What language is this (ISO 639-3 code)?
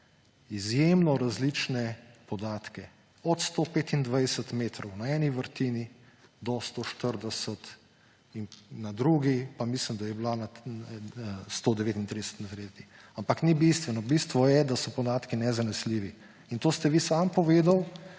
slv